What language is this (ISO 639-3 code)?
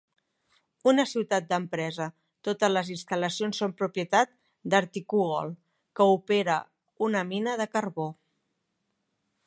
cat